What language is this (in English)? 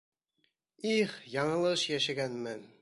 Bashkir